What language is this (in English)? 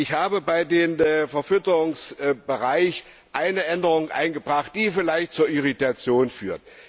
German